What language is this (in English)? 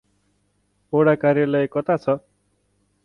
Nepali